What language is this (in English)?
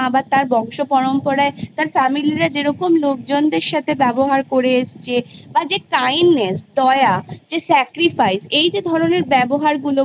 Bangla